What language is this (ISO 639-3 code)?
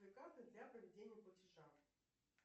rus